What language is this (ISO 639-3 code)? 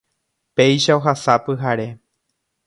grn